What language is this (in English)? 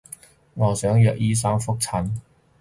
Cantonese